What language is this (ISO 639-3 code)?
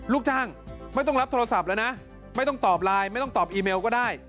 tha